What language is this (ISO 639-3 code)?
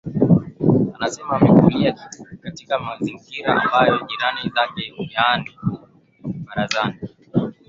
swa